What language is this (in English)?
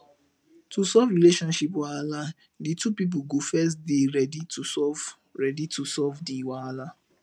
Nigerian Pidgin